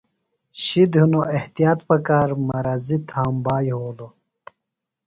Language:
Phalura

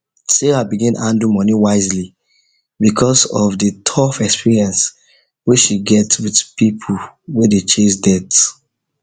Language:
Nigerian Pidgin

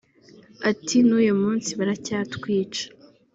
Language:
Kinyarwanda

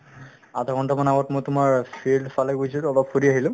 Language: Assamese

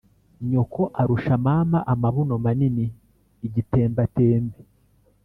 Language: Kinyarwanda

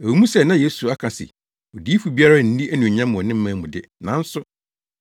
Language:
Akan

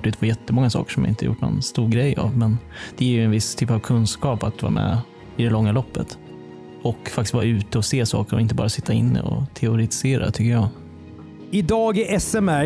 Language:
Swedish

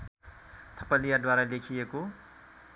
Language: Nepali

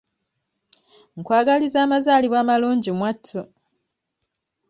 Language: Ganda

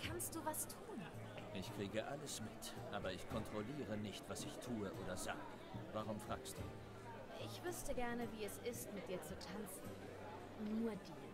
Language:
German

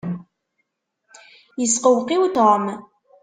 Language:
Kabyle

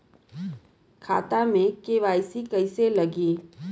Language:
Bhojpuri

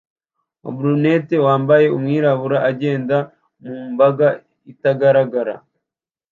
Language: Kinyarwanda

